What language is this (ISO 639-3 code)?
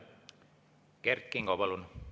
est